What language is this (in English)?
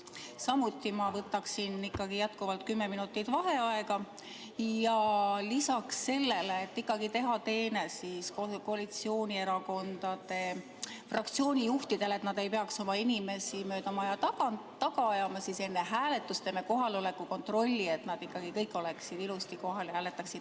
Estonian